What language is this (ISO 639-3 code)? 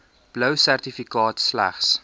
afr